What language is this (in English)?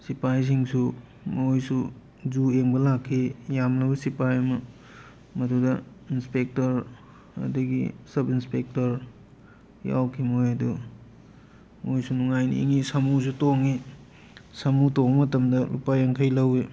Manipuri